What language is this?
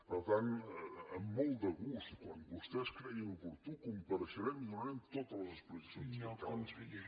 Catalan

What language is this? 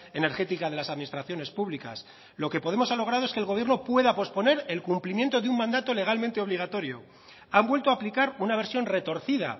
Spanish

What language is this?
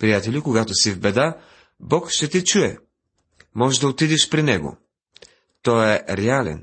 Bulgarian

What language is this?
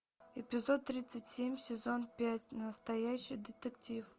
Russian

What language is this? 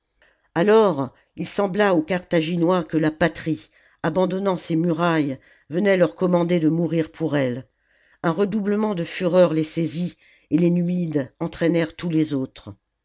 French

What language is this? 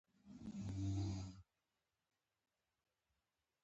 Pashto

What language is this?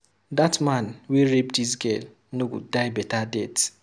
Nigerian Pidgin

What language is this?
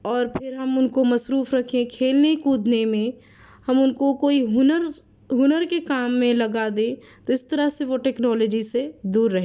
Urdu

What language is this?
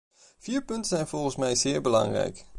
Dutch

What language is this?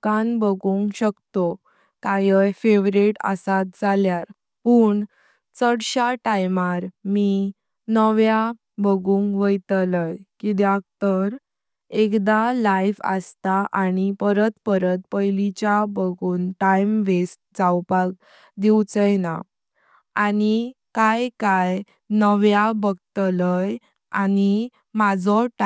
Konkani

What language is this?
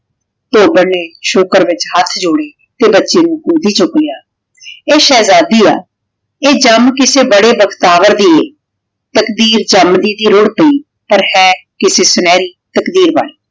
Punjabi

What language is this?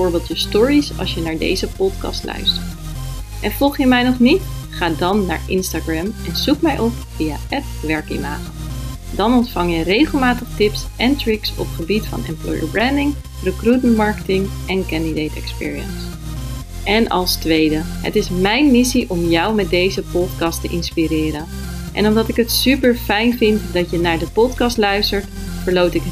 Dutch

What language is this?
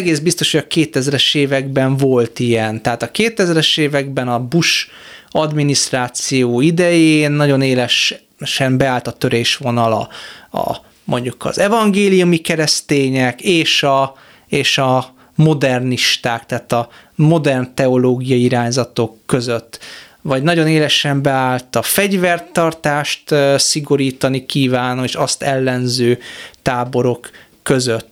Hungarian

